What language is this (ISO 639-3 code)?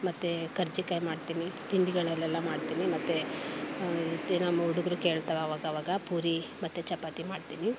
kan